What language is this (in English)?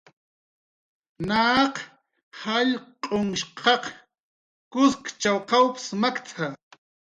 Jaqaru